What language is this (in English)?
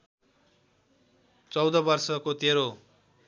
Nepali